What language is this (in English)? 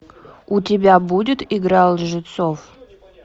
Russian